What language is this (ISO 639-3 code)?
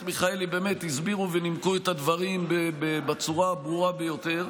heb